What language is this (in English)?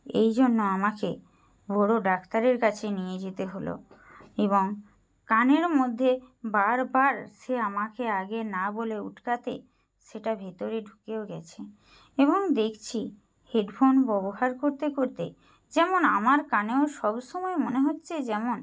Bangla